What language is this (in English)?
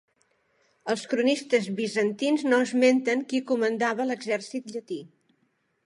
Catalan